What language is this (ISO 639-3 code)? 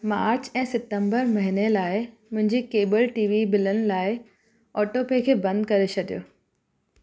snd